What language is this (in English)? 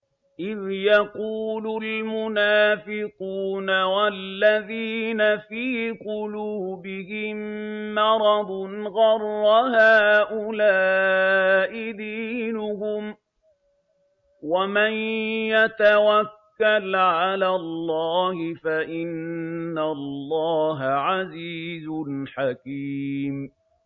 Arabic